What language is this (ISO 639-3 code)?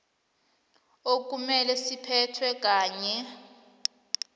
nbl